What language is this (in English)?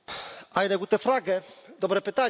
Polish